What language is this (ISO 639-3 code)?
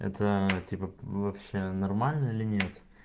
rus